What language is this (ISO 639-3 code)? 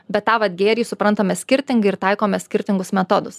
lit